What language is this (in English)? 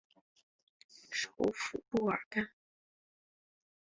Chinese